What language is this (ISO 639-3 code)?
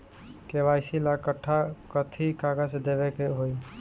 bho